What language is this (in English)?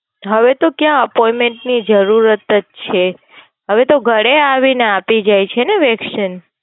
Gujarati